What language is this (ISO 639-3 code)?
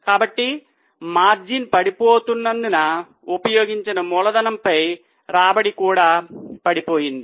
tel